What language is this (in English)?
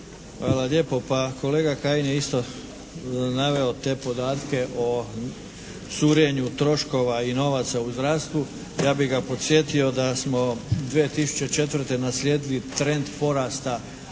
Croatian